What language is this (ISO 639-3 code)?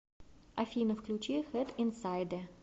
rus